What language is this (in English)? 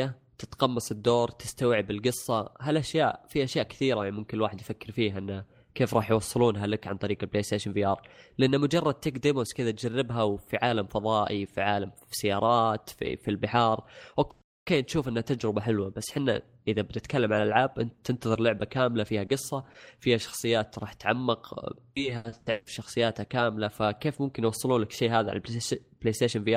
Arabic